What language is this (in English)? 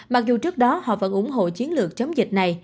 Vietnamese